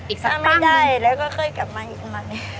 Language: Thai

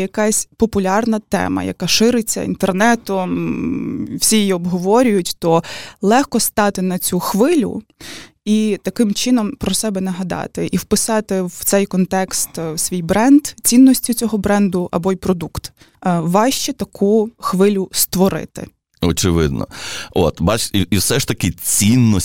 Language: Ukrainian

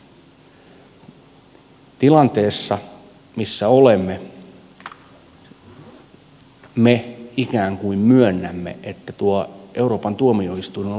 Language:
Finnish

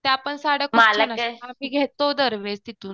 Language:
Marathi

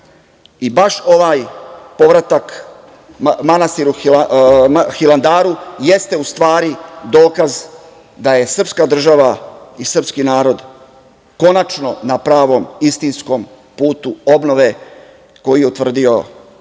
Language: Serbian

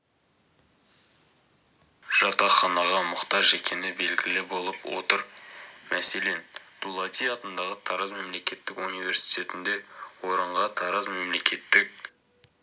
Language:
Kazakh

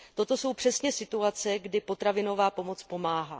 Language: Czech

